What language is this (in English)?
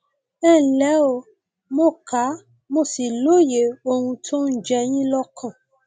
Yoruba